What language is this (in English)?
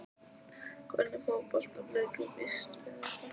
Icelandic